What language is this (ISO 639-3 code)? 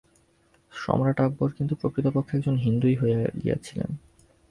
ben